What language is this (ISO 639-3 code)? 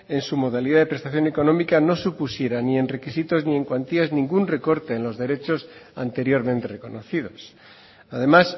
spa